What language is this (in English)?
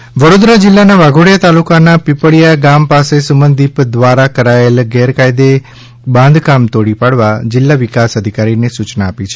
Gujarati